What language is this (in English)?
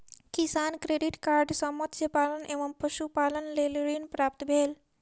Maithili